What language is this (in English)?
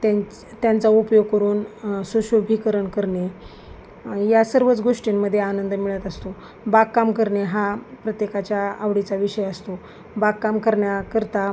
Marathi